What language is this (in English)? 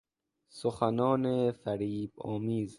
Persian